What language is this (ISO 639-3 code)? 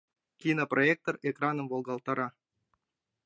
chm